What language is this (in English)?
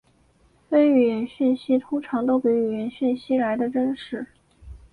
Chinese